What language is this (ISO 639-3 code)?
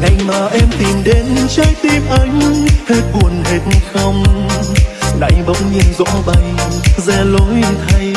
vie